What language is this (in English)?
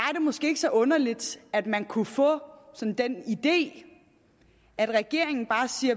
Danish